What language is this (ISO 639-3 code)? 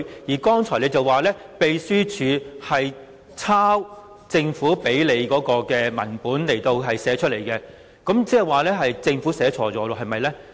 yue